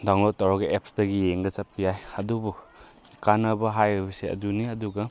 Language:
Manipuri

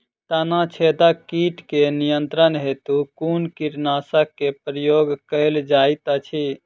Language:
Maithili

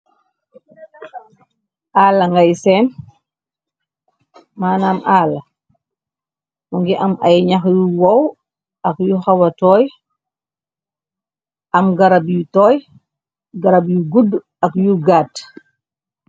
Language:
Wolof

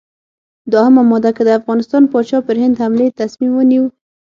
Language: Pashto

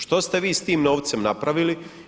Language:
Croatian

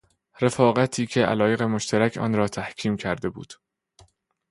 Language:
Persian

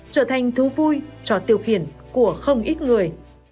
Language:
Vietnamese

